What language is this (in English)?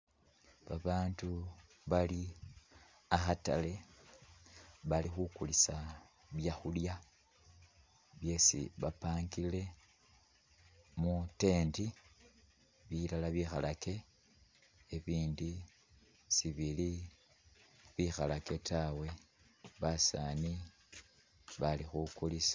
Masaaba